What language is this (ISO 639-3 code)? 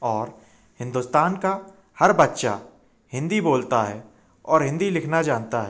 hin